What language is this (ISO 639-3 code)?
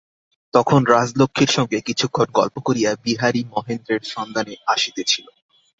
ben